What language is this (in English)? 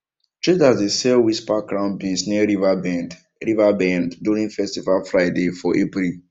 Nigerian Pidgin